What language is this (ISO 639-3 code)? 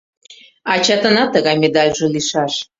chm